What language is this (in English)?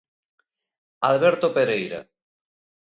Galician